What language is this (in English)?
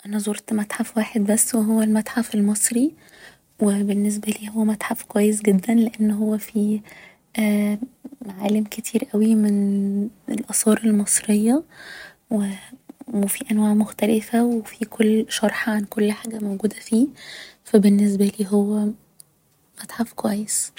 Egyptian Arabic